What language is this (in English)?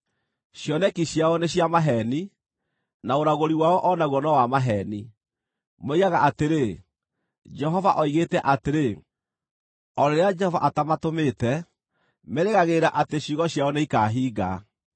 Kikuyu